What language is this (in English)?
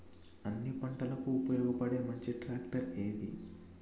Telugu